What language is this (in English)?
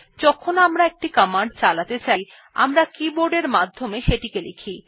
Bangla